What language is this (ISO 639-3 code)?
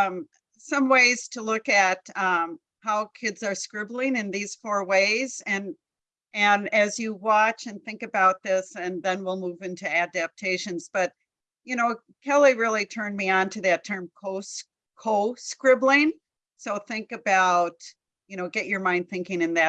eng